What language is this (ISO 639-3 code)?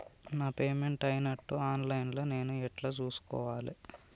tel